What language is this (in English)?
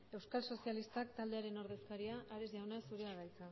Basque